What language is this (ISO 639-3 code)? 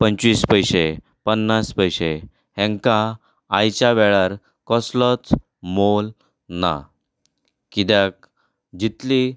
kok